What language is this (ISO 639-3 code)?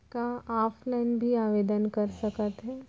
hne